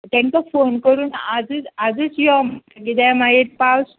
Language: Konkani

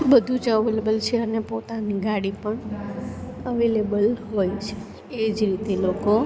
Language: Gujarati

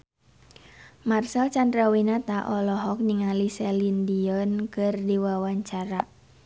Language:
Sundanese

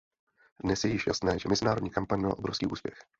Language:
Czech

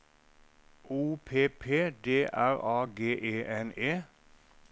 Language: Norwegian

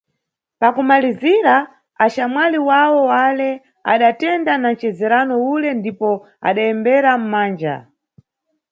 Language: Nyungwe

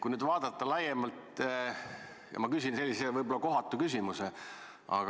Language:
Estonian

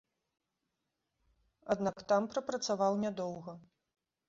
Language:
Belarusian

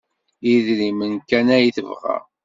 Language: Kabyle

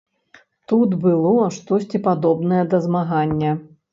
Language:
Belarusian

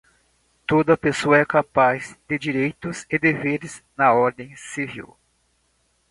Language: Portuguese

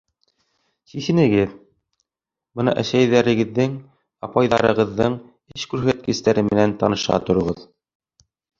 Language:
Bashkir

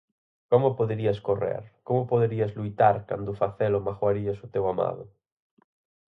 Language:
Galician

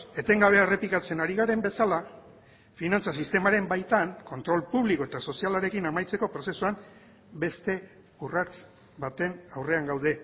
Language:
Basque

